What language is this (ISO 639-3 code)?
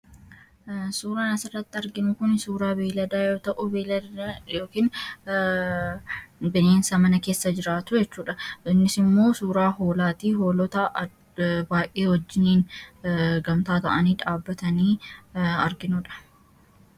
orm